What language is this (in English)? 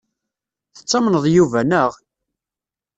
Kabyle